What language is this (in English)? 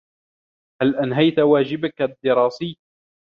Arabic